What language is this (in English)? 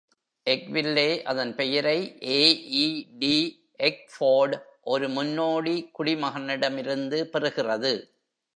Tamil